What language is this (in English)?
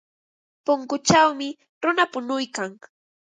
Ambo-Pasco Quechua